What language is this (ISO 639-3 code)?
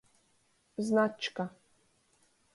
ltg